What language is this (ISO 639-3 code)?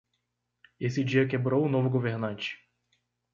por